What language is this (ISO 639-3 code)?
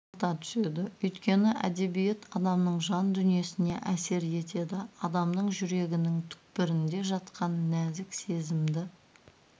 kaz